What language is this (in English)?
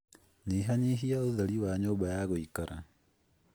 Kikuyu